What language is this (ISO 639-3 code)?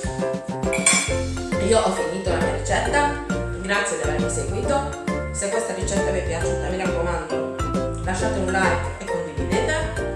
ita